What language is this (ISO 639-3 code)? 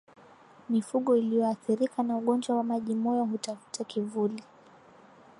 swa